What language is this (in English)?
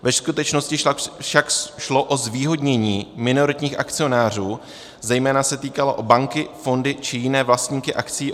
Czech